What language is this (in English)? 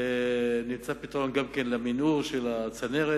Hebrew